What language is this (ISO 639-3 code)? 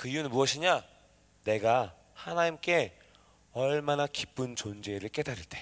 kor